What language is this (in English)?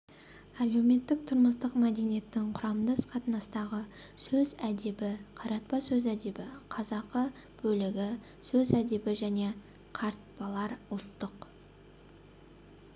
Kazakh